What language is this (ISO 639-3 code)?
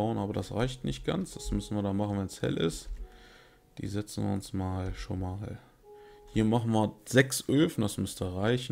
deu